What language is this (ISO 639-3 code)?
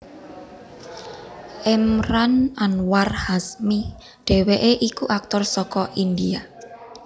jav